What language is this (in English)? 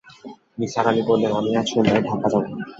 Bangla